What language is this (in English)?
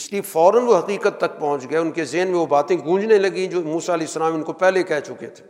Urdu